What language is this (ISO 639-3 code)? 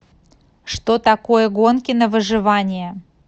rus